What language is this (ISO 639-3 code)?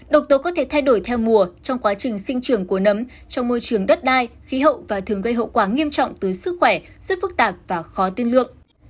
vie